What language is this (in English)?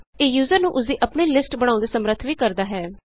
Punjabi